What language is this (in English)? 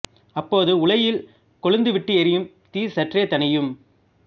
Tamil